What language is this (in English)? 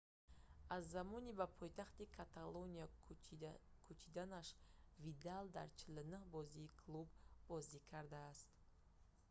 Tajik